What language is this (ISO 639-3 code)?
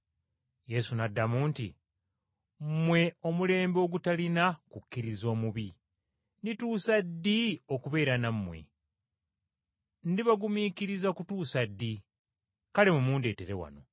lug